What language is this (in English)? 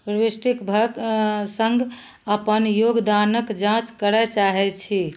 Maithili